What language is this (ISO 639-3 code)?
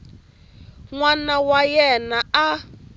tso